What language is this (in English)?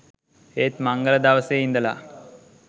Sinhala